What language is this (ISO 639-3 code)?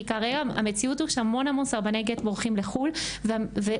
heb